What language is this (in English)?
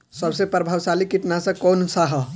Bhojpuri